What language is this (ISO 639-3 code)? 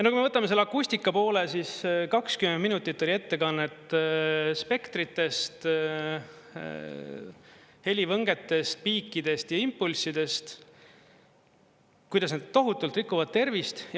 est